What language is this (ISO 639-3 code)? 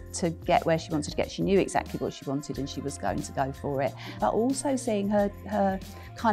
eng